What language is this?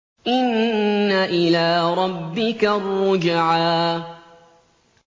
Arabic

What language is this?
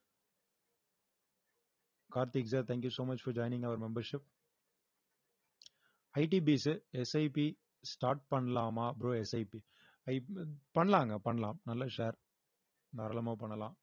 Tamil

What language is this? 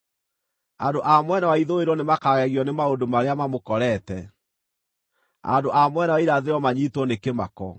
Kikuyu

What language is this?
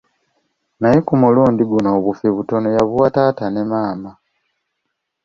Ganda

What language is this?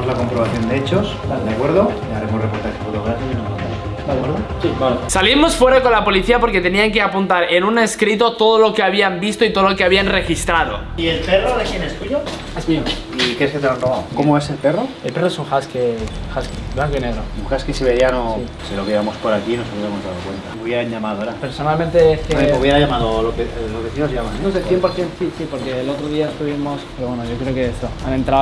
Spanish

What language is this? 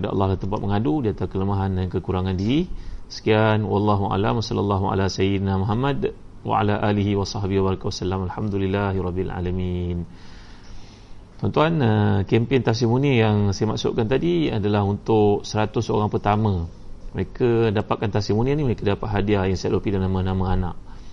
Malay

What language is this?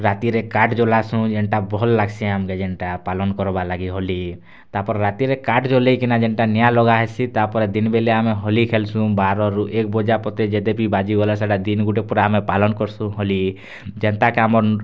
Odia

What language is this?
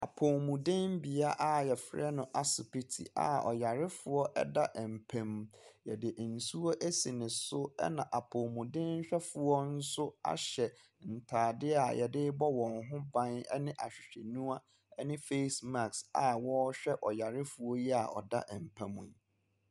Akan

